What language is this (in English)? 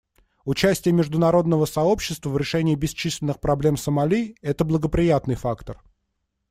Russian